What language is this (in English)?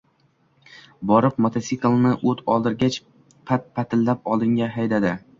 Uzbek